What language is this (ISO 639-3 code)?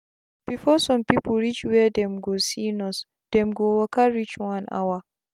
pcm